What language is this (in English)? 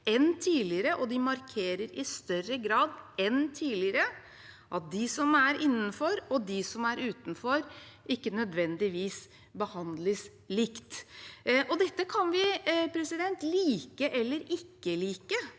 Norwegian